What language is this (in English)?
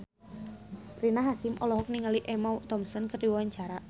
Sundanese